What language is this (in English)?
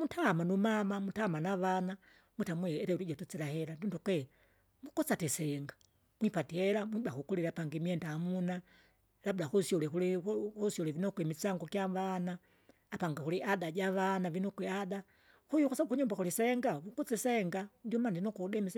Kinga